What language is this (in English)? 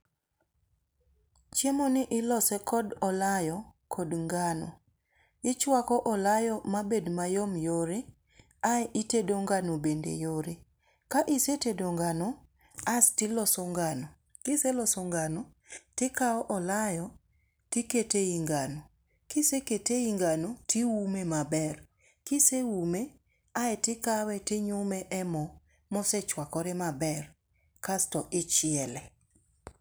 Luo (Kenya and Tanzania)